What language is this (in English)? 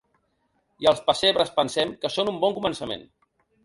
Catalan